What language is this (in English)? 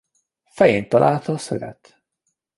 Hungarian